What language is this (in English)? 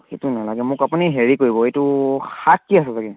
Assamese